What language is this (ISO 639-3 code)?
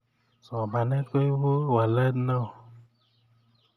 kln